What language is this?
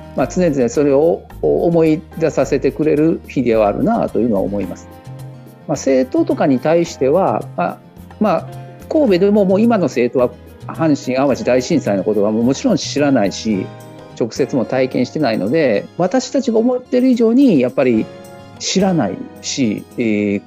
Japanese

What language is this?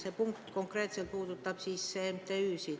Estonian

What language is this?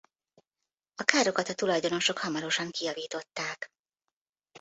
Hungarian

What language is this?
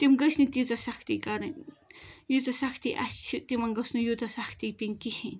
Kashmiri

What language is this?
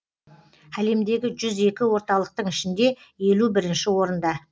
Kazakh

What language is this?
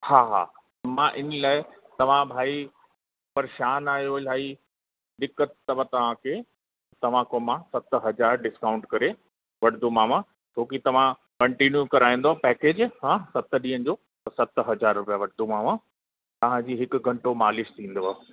Sindhi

